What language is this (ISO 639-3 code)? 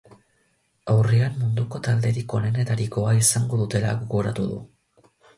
eus